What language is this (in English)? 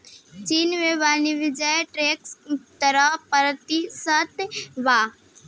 Bhojpuri